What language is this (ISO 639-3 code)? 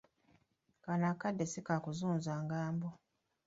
lug